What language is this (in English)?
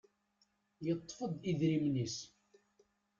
Kabyle